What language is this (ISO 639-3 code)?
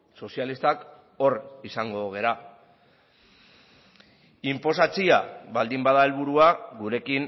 eus